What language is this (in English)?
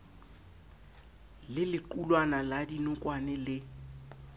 Southern Sotho